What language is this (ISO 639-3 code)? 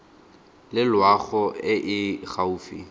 tsn